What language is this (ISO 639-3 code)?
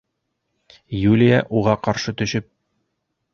bak